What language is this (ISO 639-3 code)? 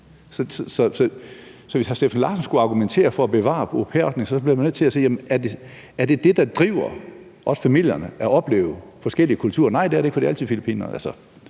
dan